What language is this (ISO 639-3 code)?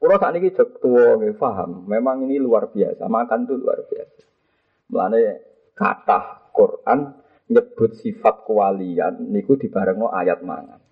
msa